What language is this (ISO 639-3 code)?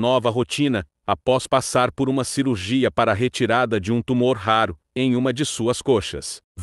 por